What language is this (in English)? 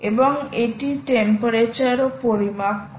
Bangla